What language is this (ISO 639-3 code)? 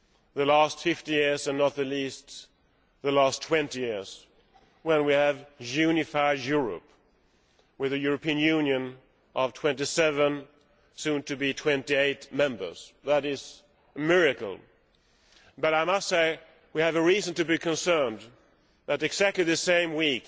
eng